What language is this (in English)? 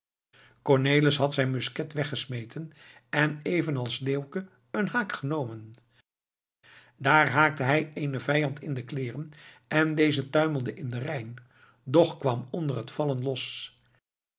Dutch